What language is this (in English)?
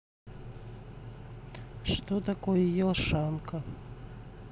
Russian